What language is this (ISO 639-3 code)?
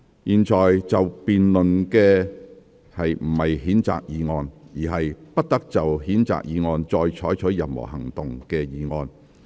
yue